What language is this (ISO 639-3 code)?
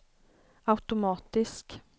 swe